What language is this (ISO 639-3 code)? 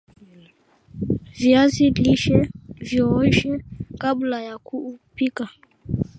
swa